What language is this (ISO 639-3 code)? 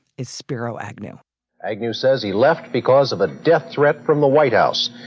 eng